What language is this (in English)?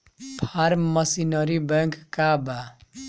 Bhojpuri